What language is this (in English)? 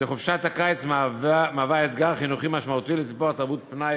Hebrew